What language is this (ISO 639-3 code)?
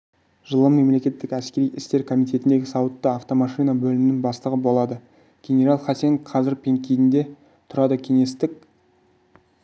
kaz